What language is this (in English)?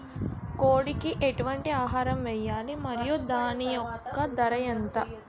Telugu